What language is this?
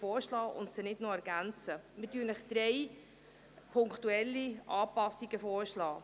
Swiss German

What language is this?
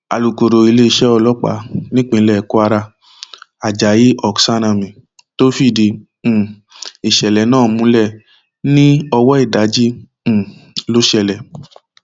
Yoruba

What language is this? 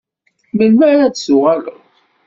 Kabyle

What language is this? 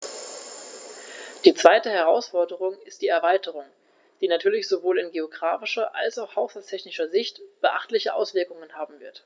German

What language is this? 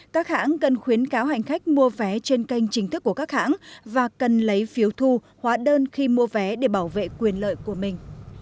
Vietnamese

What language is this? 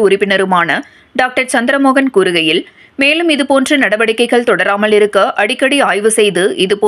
Tamil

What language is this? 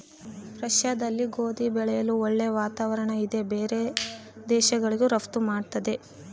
Kannada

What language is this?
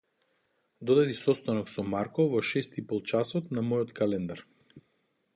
Macedonian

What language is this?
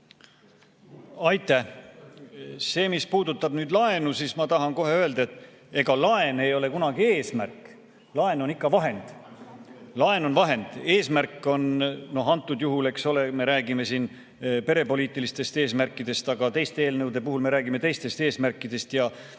Estonian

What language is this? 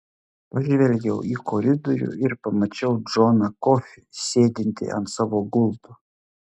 Lithuanian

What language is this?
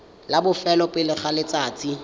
Tswana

